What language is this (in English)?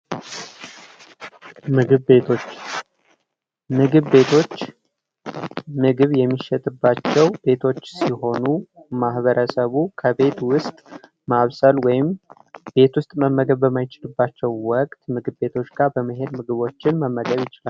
Amharic